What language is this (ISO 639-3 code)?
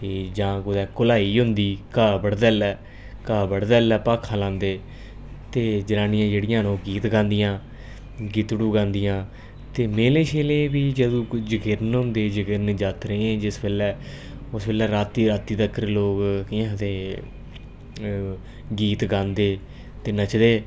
doi